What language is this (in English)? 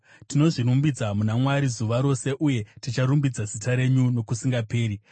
Shona